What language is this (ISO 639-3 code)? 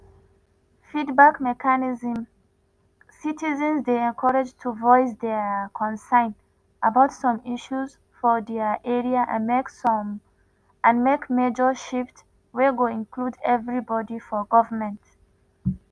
pcm